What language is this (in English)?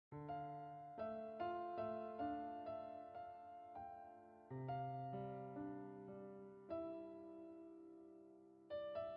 Korean